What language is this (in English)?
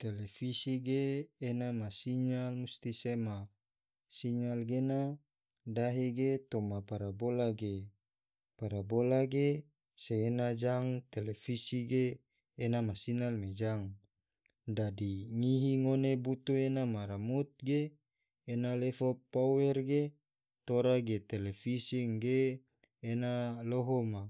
Tidore